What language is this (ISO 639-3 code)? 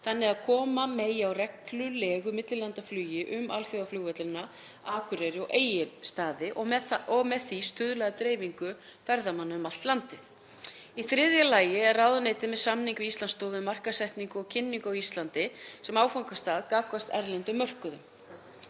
isl